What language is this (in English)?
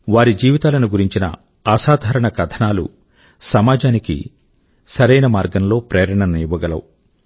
Telugu